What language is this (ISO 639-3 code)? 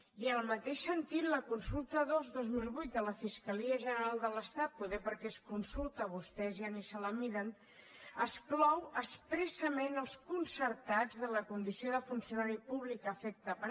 cat